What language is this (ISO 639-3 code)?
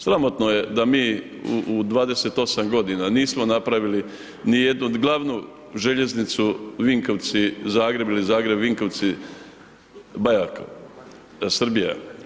hrv